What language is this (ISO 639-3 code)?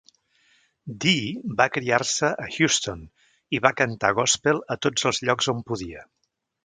cat